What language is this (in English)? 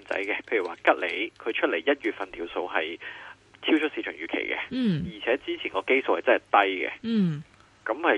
Chinese